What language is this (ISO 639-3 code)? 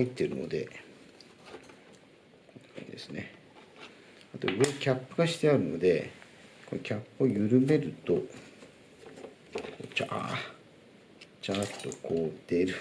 jpn